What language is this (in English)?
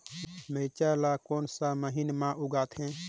Chhattisgarhi